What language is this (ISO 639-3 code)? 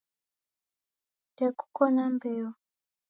dav